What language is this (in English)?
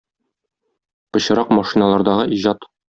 Tatar